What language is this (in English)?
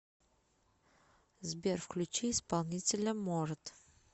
Russian